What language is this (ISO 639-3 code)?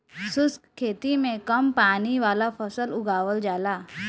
bho